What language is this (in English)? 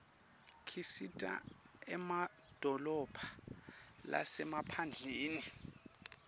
Swati